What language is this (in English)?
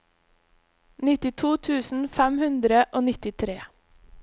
Norwegian